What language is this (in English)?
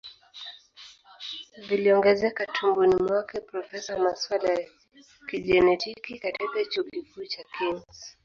Swahili